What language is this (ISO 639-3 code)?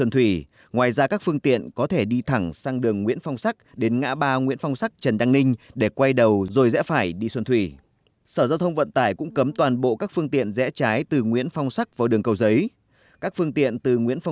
vie